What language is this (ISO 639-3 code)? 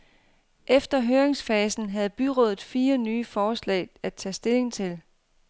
dan